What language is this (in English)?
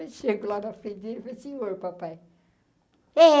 Portuguese